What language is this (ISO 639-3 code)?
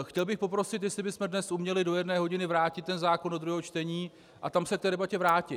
ces